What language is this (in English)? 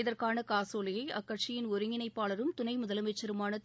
Tamil